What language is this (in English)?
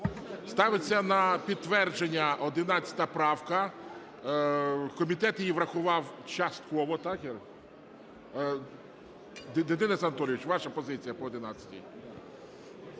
Ukrainian